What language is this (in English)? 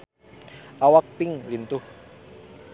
Sundanese